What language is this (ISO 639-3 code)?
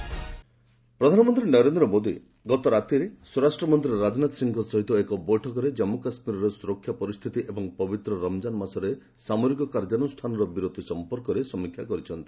ori